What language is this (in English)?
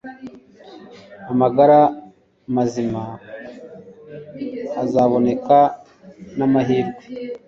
Kinyarwanda